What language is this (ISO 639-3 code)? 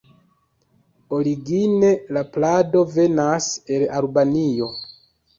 epo